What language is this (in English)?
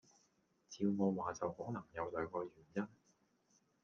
Cantonese